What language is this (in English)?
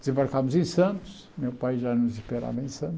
Portuguese